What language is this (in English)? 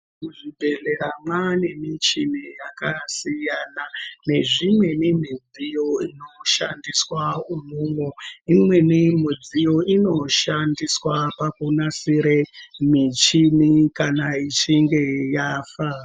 Ndau